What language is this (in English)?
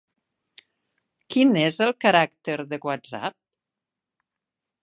Catalan